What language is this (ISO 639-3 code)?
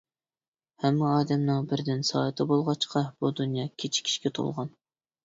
uig